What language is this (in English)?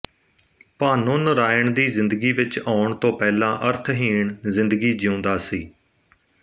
Punjabi